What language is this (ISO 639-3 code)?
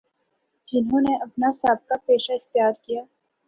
urd